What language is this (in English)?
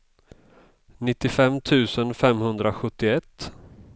Swedish